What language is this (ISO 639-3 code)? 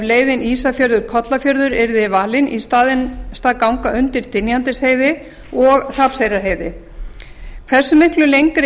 isl